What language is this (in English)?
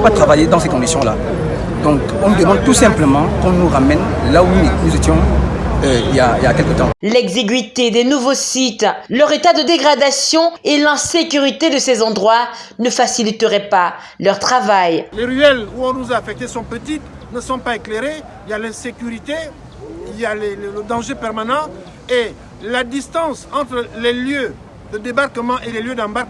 French